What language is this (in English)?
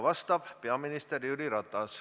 Estonian